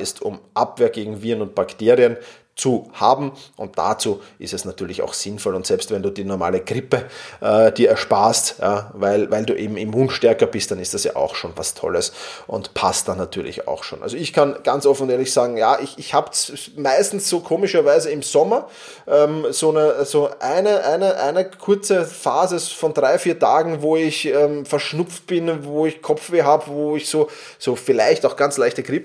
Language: German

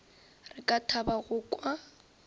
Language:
Northern Sotho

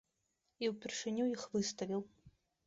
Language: Belarusian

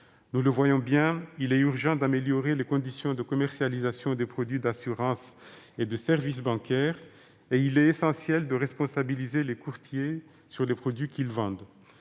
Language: French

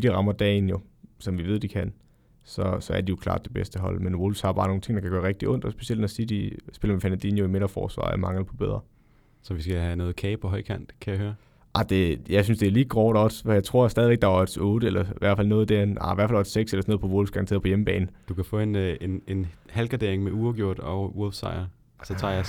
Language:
Danish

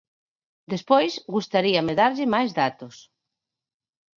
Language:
Galician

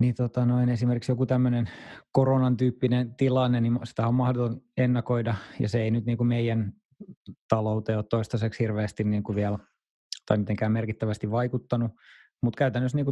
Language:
Finnish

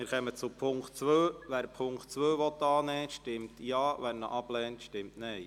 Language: Swiss German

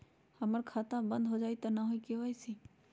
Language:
Magahi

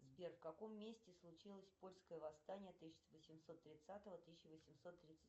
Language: Russian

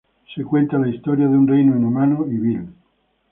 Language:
Spanish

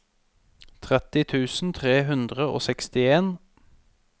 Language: Norwegian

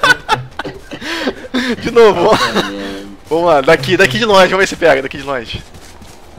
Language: Portuguese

